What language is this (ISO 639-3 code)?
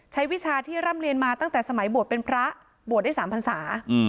tha